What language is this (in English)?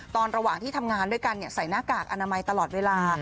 Thai